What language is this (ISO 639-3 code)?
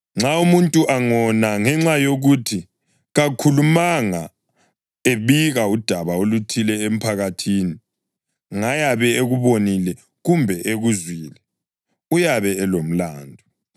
nde